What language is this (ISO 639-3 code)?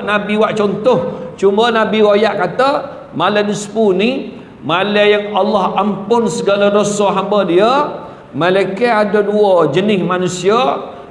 msa